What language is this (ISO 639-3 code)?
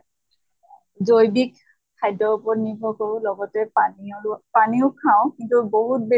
asm